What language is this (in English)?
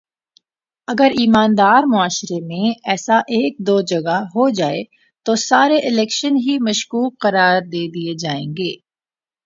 Urdu